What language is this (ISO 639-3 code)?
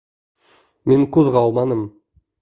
bak